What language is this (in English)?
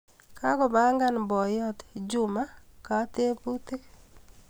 Kalenjin